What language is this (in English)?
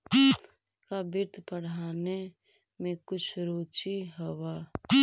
Magahi